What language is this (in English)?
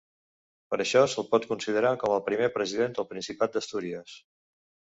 Catalan